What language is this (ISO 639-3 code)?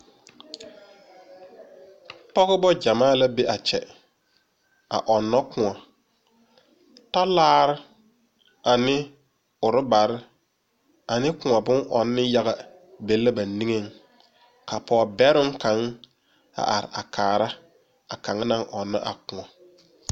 dga